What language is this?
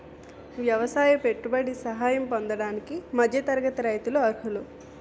Telugu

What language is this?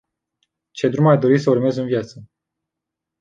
Romanian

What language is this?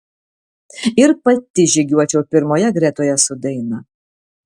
Lithuanian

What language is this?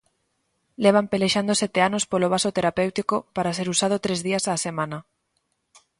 Galician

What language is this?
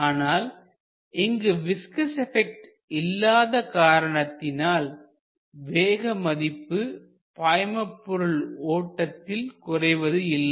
Tamil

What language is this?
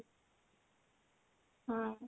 Odia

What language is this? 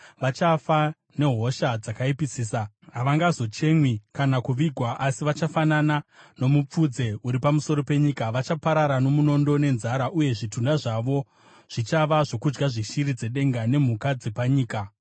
Shona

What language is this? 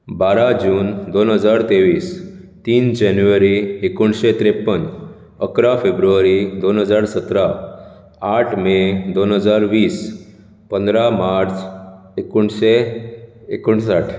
Konkani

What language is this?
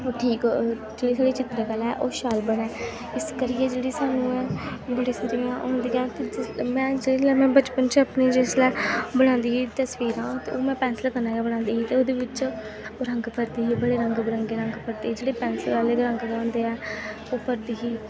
Dogri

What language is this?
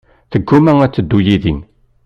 Kabyle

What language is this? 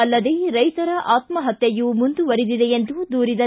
Kannada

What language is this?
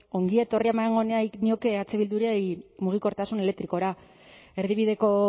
Basque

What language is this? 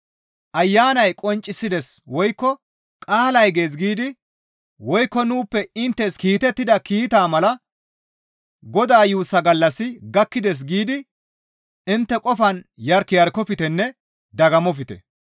Gamo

